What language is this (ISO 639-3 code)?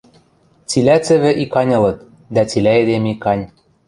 mrj